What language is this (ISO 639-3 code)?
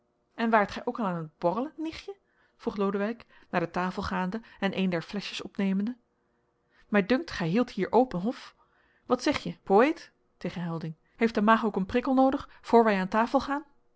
nld